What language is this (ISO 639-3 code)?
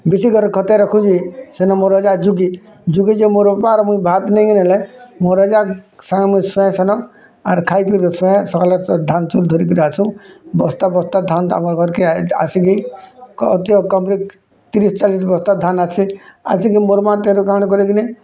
ori